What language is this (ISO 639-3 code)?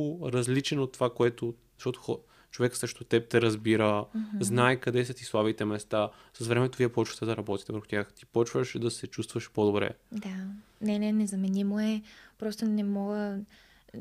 bul